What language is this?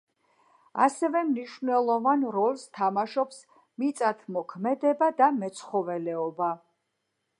Georgian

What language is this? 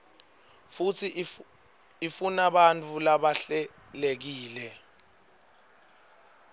Swati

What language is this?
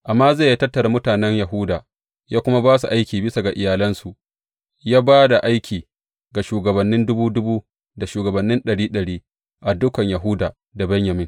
Hausa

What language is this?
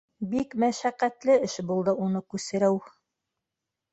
Bashkir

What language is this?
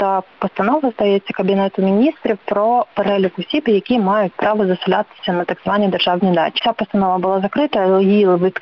Ukrainian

